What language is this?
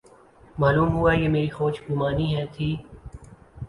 Urdu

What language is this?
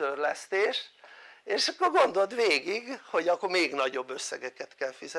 Hungarian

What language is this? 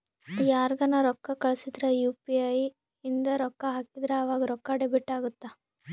Kannada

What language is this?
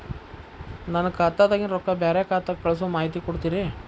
Kannada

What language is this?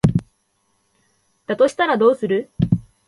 Japanese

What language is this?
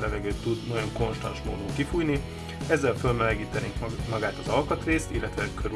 Hungarian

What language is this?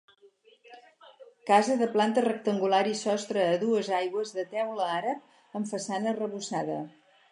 Catalan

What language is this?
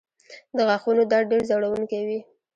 Pashto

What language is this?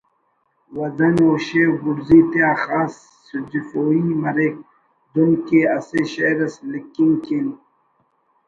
Brahui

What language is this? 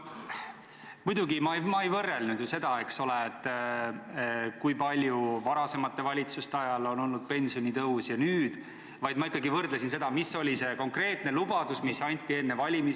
Estonian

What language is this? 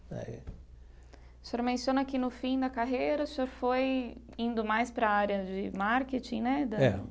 Portuguese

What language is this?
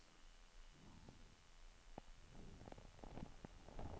Swedish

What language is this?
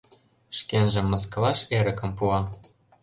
Mari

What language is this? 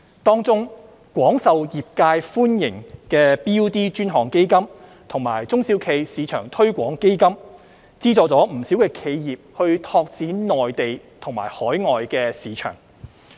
Cantonese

